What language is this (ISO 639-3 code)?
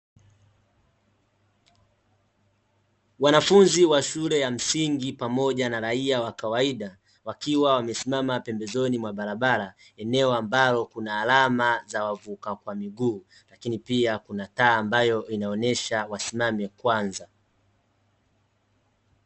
swa